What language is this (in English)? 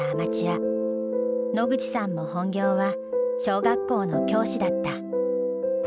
Japanese